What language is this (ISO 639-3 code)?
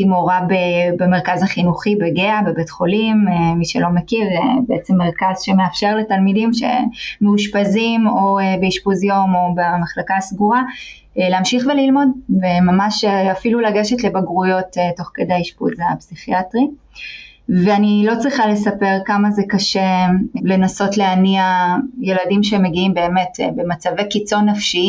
heb